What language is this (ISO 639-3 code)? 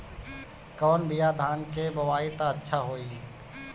bho